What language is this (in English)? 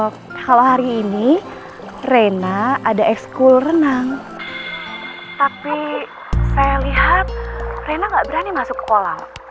Indonesian